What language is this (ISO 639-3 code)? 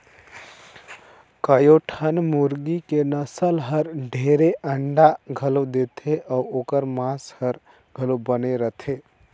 hne